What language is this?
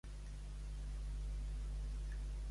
Catalan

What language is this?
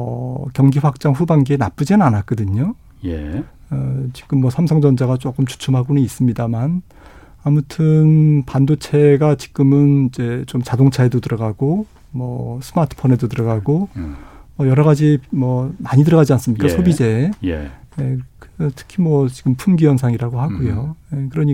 Korean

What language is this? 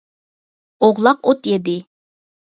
Uyghur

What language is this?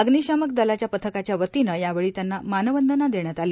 Marathi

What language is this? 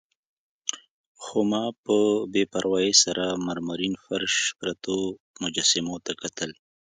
Pashto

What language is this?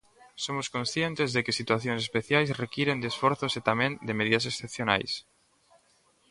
Galician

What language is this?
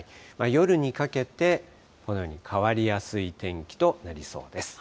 Japanese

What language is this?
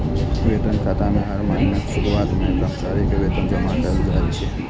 Maithili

